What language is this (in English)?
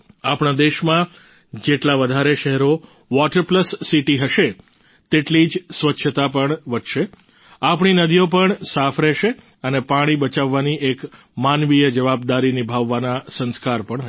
Gujarati